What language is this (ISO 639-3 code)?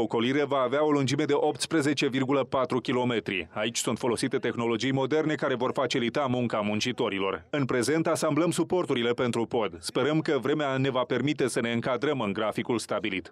ron